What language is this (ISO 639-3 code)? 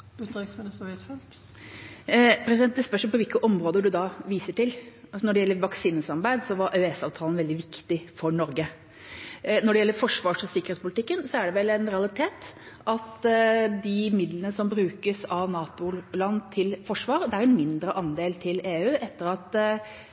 nob